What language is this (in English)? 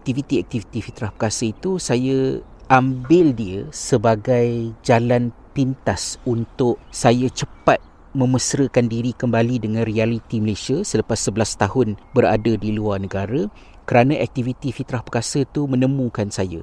Malay